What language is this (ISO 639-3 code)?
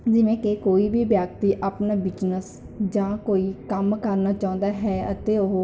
pan